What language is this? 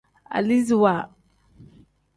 Tem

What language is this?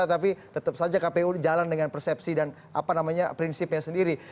Indonesian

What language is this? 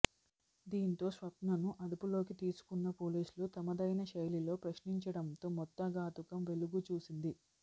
Telugu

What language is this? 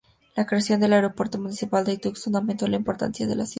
Spanish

